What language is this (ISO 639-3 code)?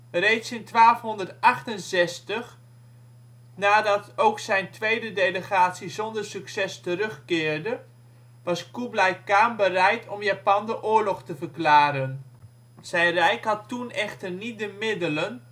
nld